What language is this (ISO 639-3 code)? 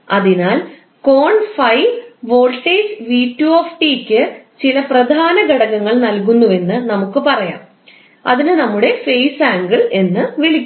mal